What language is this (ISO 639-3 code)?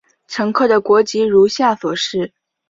zho